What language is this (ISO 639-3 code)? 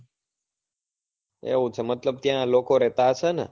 guj